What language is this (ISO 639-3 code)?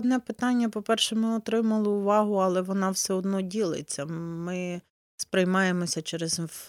ukr